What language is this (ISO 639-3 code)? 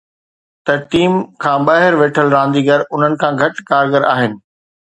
snd